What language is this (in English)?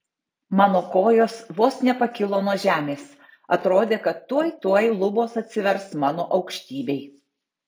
Lithuanian